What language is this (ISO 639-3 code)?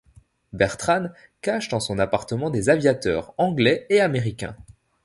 fra